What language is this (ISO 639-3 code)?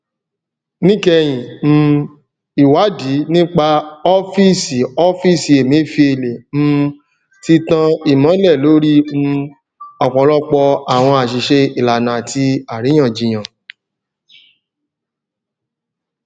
yor